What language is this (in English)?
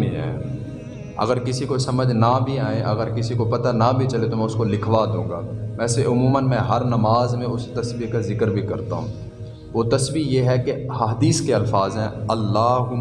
Urdu